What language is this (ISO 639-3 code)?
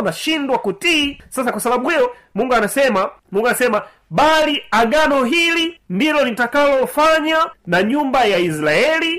swa